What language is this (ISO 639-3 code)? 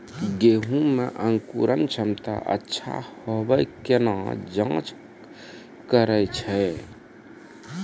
mai